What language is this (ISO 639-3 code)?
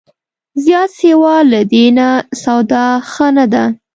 pus